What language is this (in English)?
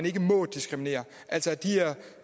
Danish